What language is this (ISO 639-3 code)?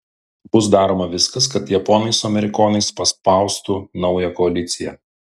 lit